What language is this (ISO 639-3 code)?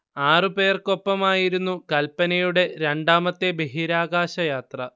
mal